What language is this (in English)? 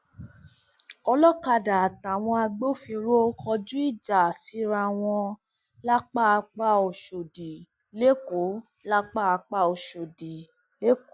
Yoruba